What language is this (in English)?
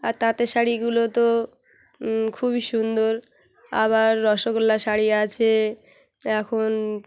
Bangla